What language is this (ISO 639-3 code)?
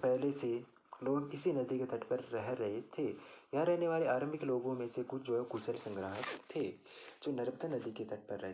hin